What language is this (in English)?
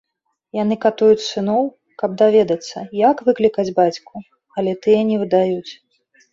Belarusian